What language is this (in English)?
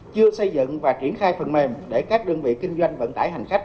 Vietnamese